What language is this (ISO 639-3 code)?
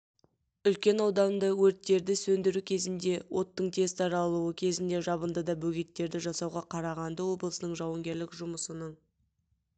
kaz